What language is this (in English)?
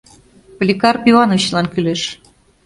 Mari